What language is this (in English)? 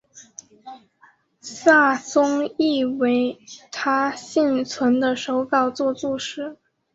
Chinese